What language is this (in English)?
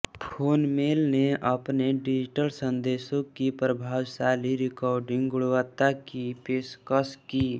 Hindi